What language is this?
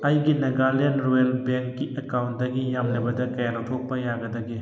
Manipuri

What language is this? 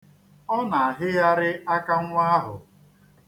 Igbo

